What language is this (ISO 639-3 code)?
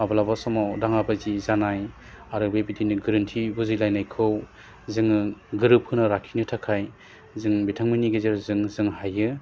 brx